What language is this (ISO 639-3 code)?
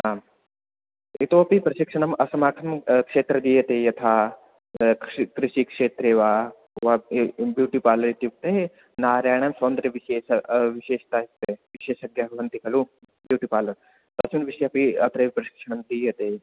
san